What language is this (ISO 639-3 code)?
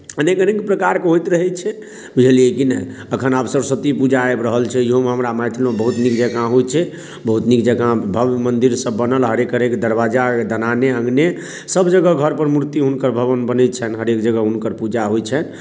mai